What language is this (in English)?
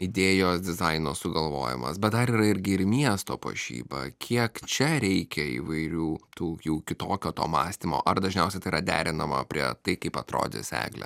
Lithuanian